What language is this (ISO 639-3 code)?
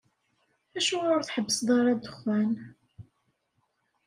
kab